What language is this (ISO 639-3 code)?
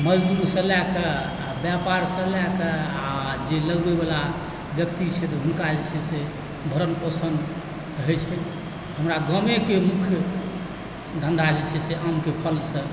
mai